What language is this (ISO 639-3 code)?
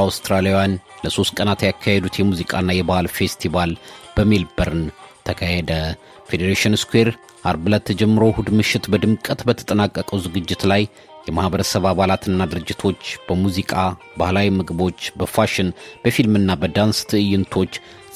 amh